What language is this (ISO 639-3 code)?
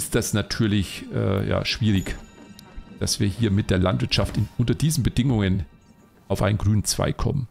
deu